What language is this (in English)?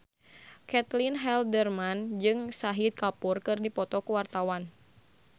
Sundanese